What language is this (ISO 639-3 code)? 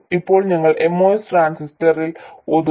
mal